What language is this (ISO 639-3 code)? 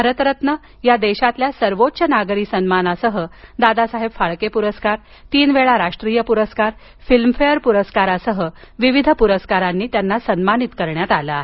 mar